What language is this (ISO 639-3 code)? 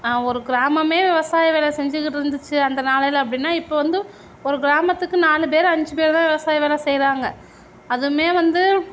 tam